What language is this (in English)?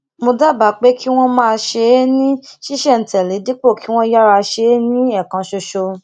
Yoruba